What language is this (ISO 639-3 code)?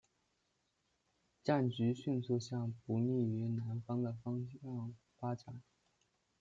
zho